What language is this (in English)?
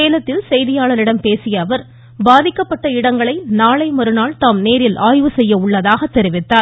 Tamil